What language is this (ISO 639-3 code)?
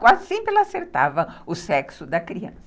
por